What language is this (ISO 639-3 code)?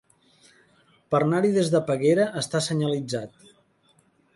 cat